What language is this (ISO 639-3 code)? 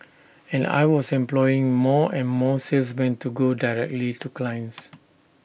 eng